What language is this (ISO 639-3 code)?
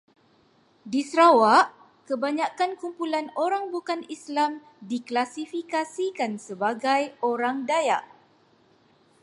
msa